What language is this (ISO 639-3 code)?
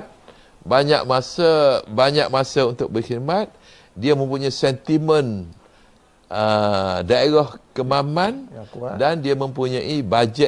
msa